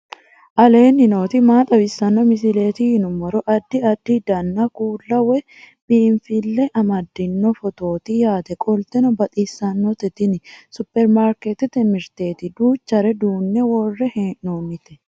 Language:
Sidamo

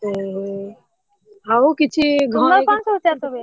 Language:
Odia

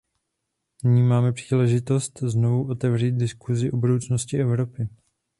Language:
Czech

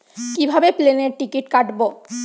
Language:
Bangla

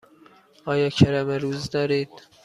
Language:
Persian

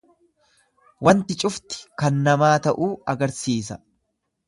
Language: Oromo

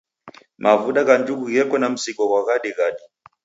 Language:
Taita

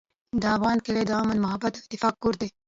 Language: Pashto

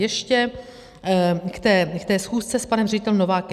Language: Czech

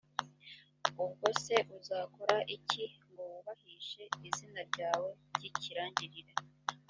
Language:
Kinyarwanda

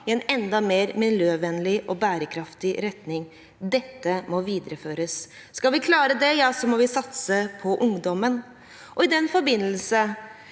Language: Norwegian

